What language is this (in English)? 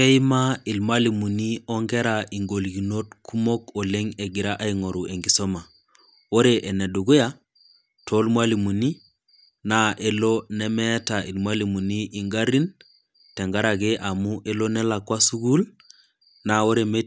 Masai